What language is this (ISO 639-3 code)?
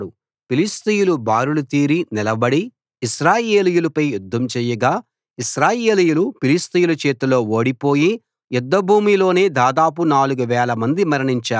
tel